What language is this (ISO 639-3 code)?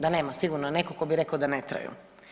hrv